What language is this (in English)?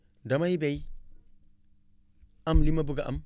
Wolof